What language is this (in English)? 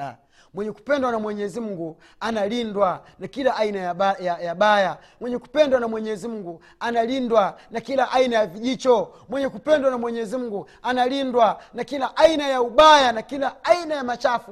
Swahili